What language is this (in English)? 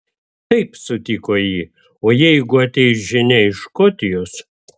Lithuanian